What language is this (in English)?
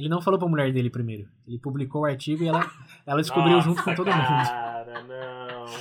Portuguese